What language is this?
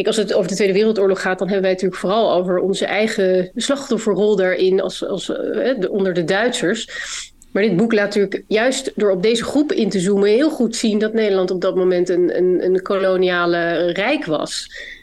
Dutch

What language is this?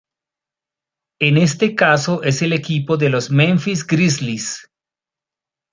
Spanish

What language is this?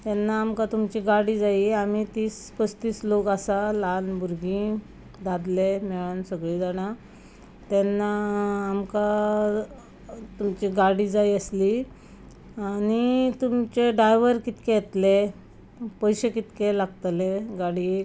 Konkani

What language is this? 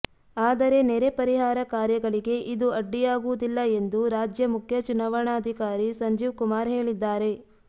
Kannada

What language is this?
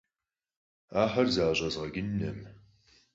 Kabardian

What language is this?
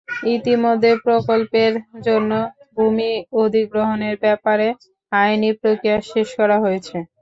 Bangla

